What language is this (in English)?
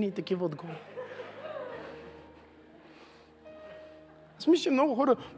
Bulgarian